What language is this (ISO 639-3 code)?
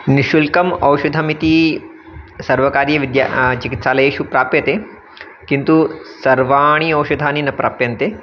san